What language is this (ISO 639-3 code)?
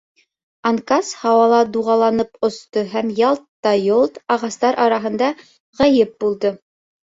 bak